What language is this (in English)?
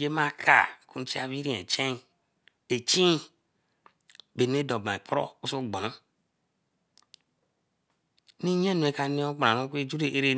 Eleme